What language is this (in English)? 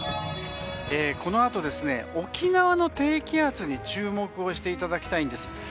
Japanese